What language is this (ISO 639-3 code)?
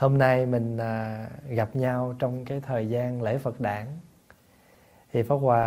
vie